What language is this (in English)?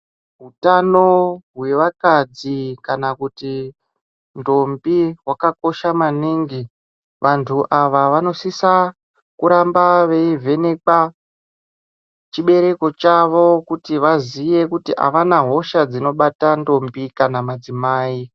Ndau